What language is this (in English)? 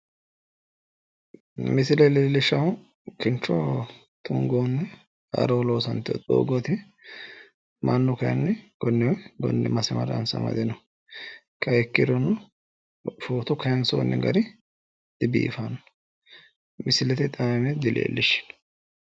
Sidamo